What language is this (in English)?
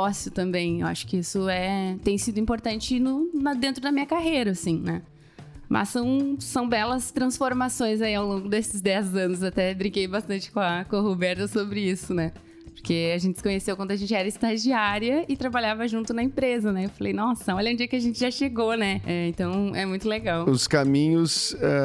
Portuguese